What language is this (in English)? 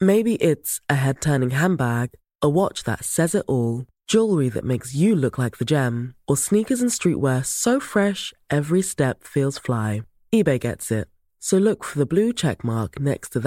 Swedish